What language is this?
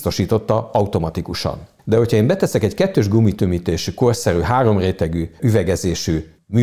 Hungarian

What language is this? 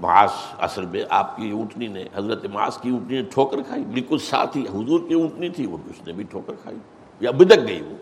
Urdu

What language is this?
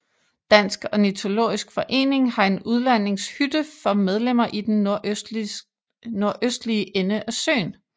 Danish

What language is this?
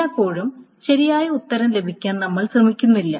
Malayalam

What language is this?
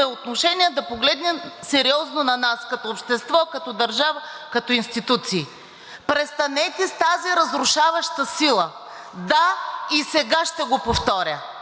Bulgarian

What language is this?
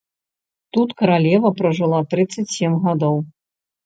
Belarusian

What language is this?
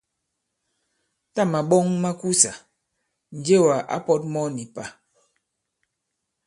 Bankon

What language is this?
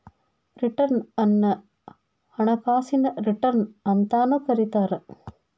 Kannada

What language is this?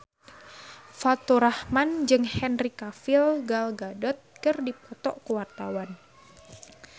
Sundanese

